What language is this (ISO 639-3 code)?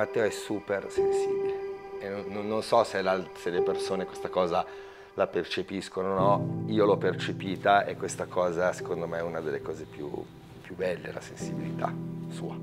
ita